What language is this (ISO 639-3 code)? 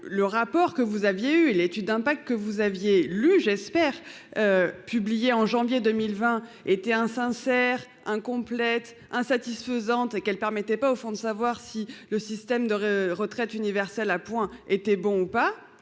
fra